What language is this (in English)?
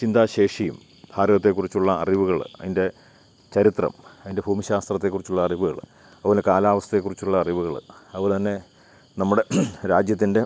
Malayalam